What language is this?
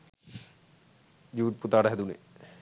Sinhala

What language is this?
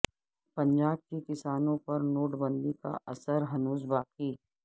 Urdu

